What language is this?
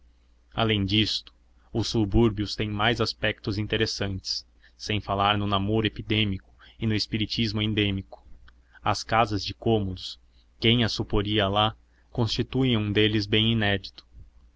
Portuguese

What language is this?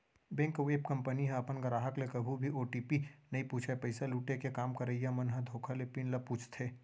Chhattisgarhi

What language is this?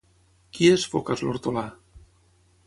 Catalan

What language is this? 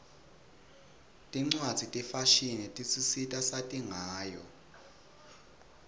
Swati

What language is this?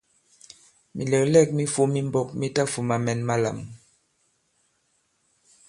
Bankon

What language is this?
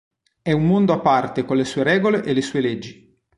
Italian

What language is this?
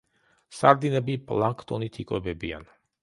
Georgian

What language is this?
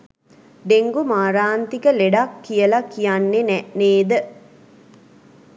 Sinhala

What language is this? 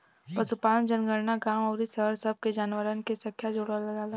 Bhojpuri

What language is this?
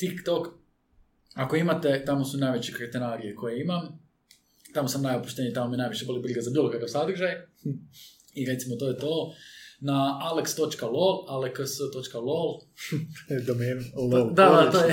Croatian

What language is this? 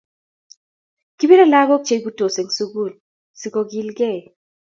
Kalenjin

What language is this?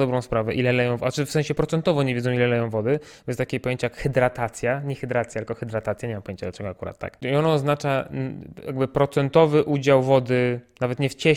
Polish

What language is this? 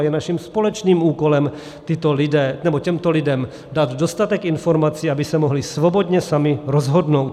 Czech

